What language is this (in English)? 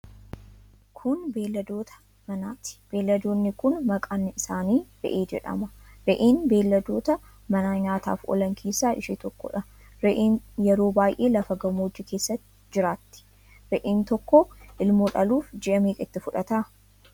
Oromo